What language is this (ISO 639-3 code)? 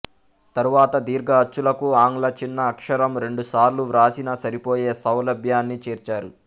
tel